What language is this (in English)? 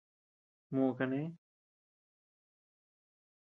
Tepeuxila Cuicatec